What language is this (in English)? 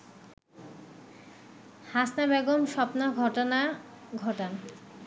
Bangla